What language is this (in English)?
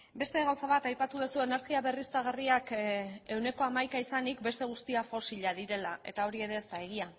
Basque